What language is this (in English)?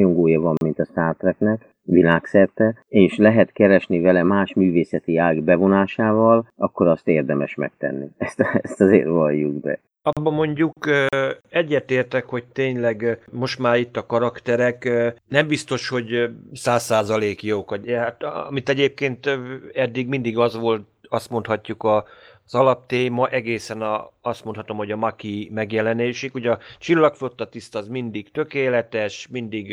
Hungarian